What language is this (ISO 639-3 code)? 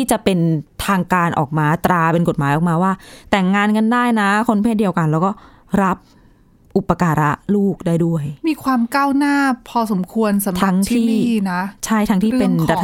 tha